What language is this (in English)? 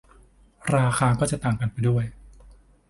Thai